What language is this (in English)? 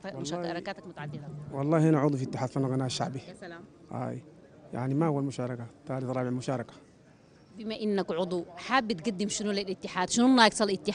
Arabic